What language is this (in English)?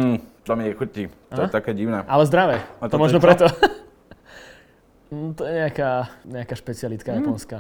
Slovak